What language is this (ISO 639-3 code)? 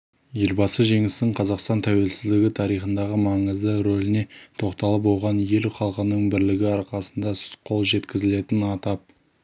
kaz